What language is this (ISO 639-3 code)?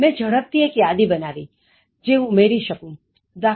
guj